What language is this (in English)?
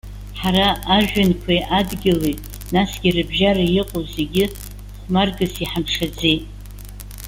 Abkhazian